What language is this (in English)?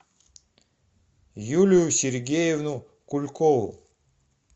Russian